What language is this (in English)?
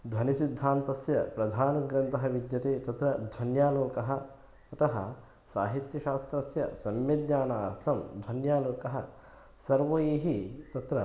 Sanskrit